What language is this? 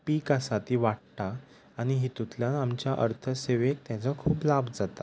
Konkani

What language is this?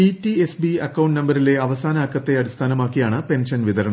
Malayalam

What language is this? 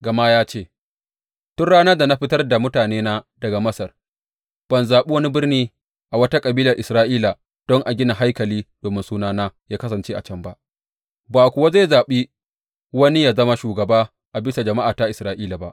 Hausa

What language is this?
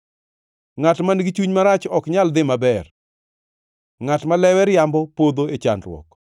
Luo (Kenya and Tanzania)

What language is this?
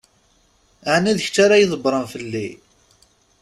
Kabyle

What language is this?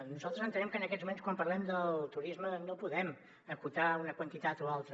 Catalan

